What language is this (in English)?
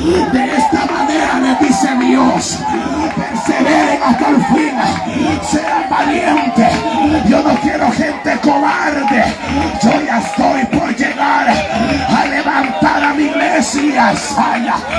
Spanish